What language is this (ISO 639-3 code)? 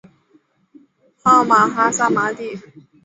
zho